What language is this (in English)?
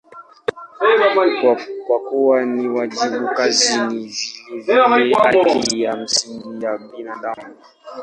Swahili